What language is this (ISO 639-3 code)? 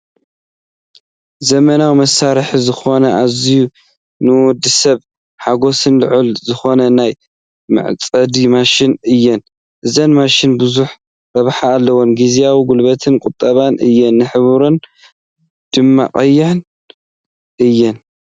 tir